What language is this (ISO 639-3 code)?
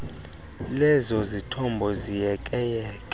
xho